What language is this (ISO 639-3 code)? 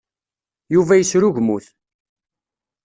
kab